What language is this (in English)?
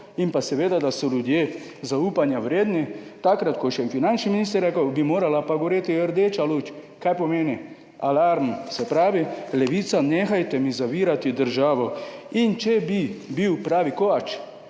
Slovenian